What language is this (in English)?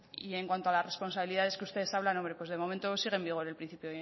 Spanish